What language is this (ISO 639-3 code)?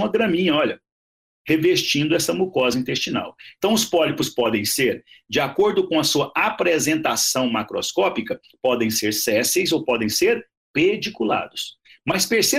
por